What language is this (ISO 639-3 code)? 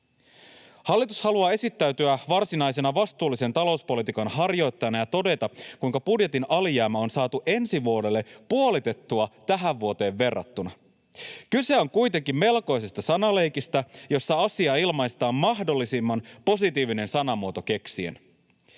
fin